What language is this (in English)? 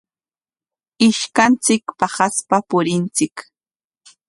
Corongo Ancash Quechua